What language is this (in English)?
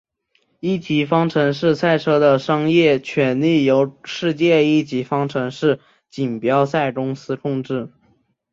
Chinese